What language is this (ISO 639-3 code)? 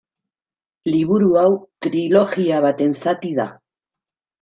eus